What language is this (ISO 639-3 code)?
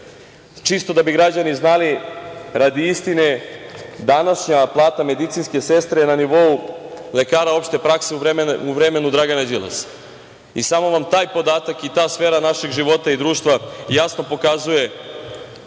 srp